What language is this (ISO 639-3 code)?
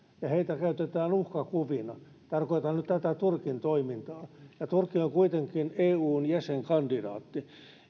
fin